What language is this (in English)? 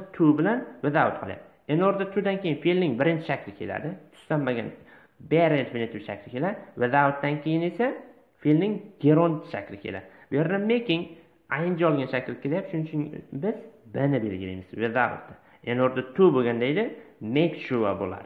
Turkish